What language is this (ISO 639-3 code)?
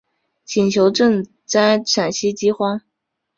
zho